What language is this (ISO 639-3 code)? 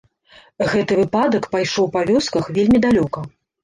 bel